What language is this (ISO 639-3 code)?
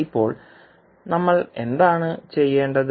mal